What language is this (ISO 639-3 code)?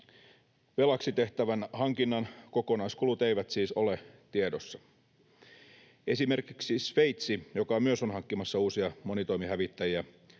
fin